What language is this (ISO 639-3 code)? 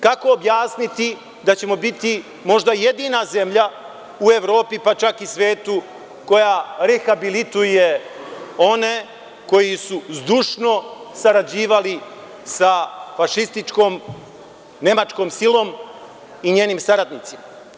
srp